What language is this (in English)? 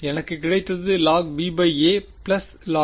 Tamil